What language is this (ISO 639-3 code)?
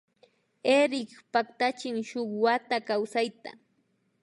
qvi